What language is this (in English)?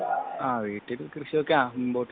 Malayalam